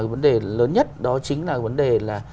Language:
Vietnamese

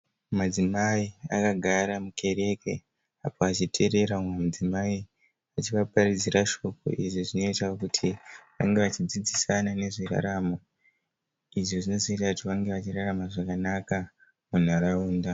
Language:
Shona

